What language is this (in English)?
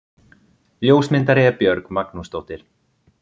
Icelandic